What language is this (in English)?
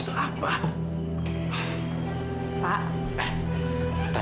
Indonesian